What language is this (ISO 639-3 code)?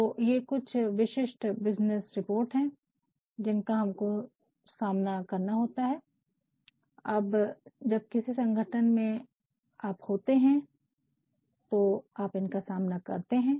hin